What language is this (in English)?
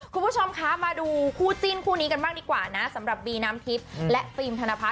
Thai